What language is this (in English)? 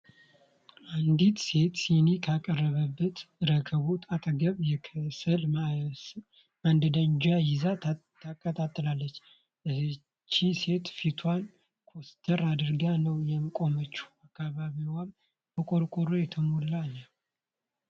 Amharic